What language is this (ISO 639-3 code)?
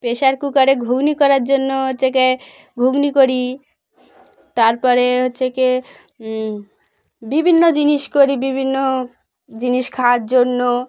ben